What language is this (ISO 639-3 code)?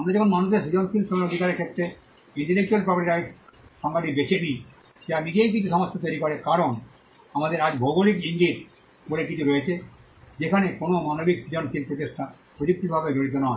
ben